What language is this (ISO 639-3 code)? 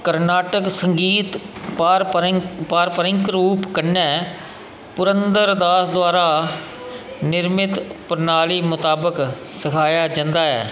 doi